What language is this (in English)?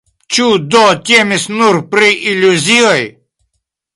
Esperanto